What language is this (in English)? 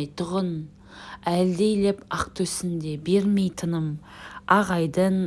Turkish